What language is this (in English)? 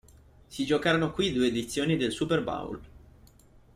Italian